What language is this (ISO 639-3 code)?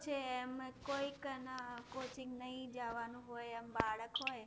guj